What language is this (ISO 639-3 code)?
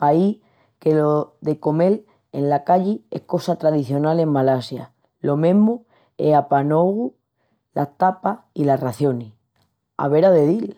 ext